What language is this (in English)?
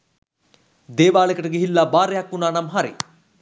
Sinhala